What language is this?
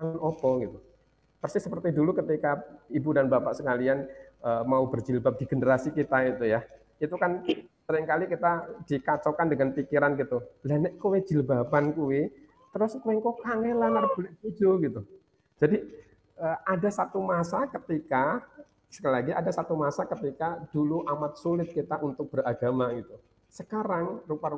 Indonesian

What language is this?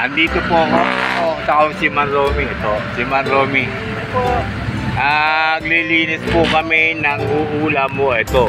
Filipino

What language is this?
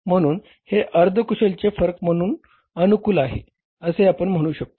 Marathi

